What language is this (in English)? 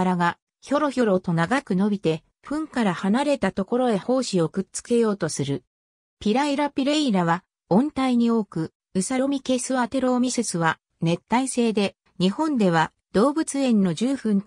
Japanese